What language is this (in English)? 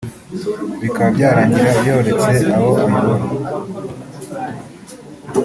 Kinyarwanda